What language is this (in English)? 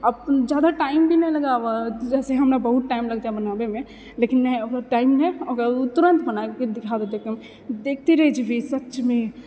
Maithili